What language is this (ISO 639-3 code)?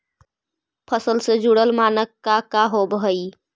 mag